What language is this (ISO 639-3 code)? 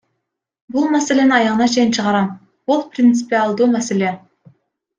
kir